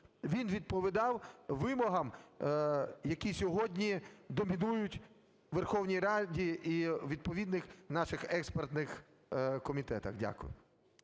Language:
Ukrainian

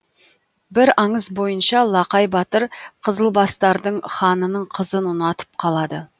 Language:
Kazakh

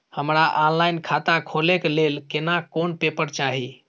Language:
Maithili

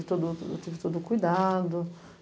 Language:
Portuguese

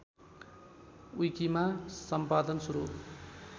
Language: Nepali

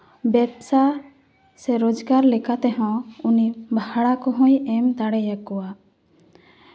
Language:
Santali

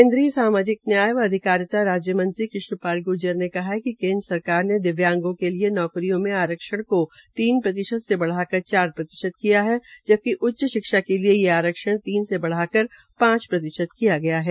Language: Hindi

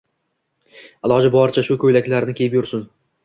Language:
Uzbek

